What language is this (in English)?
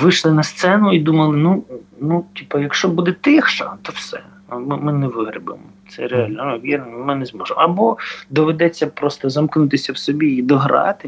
Ukrainian